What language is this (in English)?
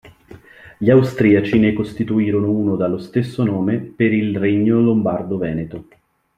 Italian